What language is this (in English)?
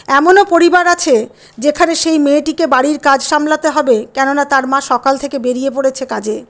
Bangla